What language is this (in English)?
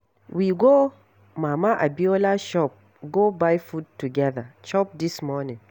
Nigerian Pidgin